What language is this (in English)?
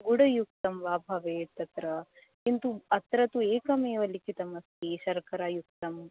Sanskrit